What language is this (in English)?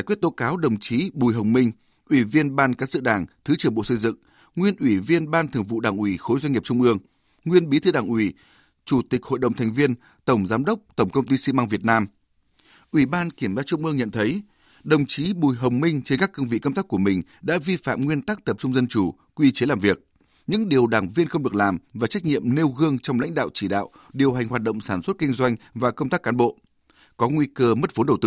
Vietnamese